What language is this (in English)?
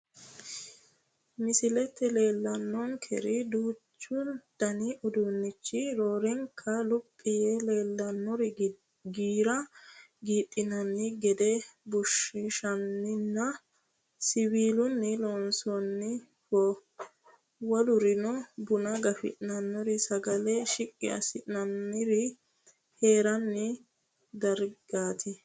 Sidamo